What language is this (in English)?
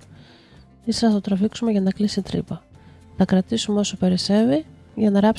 Greek